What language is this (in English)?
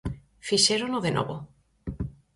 Galician